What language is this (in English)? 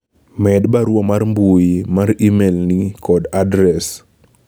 Luo (Kenya and Tanzania)